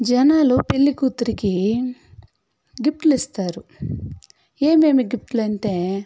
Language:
Telugu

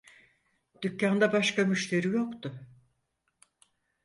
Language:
Turkish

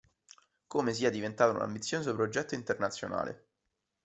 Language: Italian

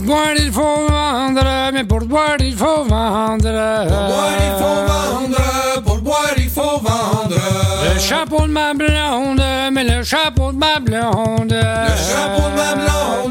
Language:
French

